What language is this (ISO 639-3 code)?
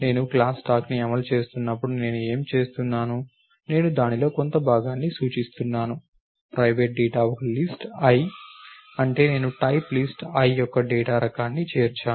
tel